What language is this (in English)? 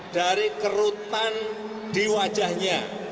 Indonesian